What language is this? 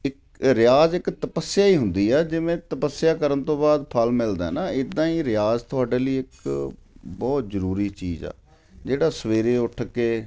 Punjabi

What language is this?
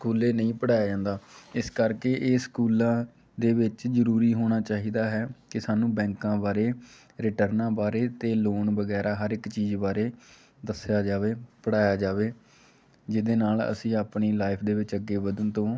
Punjabi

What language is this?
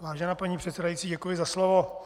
Czech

